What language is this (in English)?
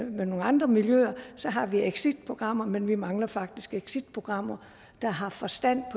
Danish